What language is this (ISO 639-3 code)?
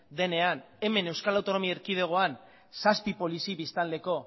eus